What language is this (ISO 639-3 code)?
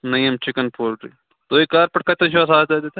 kas